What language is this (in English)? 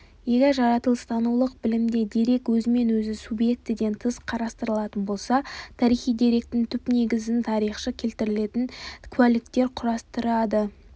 Kazakh